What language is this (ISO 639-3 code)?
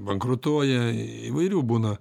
lit